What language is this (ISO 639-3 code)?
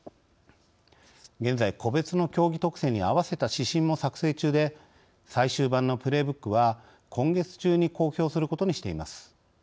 jpn